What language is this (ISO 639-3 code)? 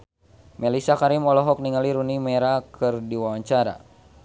sun